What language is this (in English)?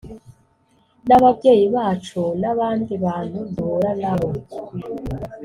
Kinyarwanda